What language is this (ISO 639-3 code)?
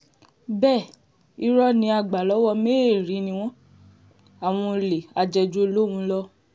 yor